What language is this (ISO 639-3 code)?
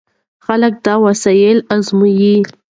pus